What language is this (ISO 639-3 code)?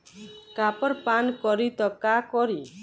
bho